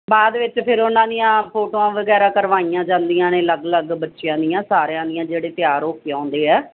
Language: Punjabi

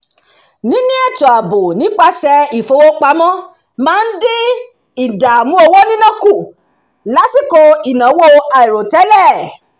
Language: Yoruba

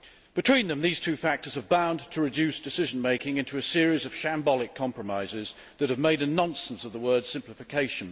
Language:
English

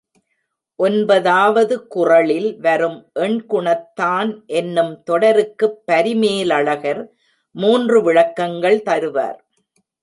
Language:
Tamil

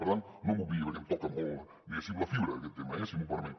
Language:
Catalan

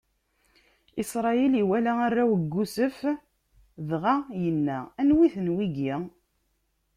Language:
Kabyle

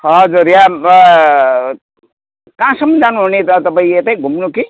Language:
Nepali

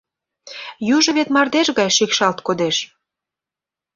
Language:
Mari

